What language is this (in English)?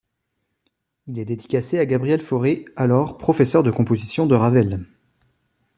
French